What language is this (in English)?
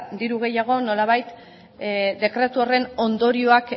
Basque